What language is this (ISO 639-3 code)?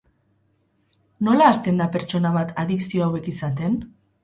eus